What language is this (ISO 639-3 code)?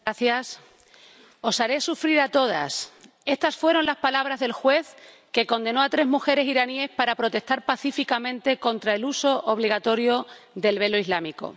spa